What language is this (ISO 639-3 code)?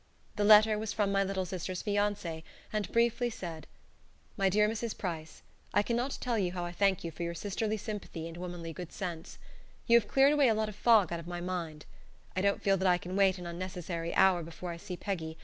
eng